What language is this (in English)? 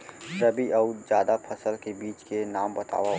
Chhattisgarhi